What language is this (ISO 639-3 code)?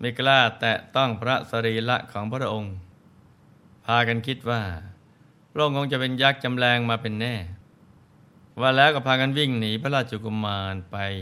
tha